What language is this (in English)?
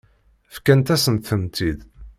Kabyle